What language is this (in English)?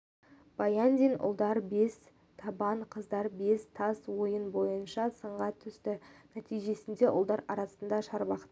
Kazakh